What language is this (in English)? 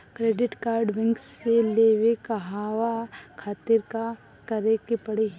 Bhojpuri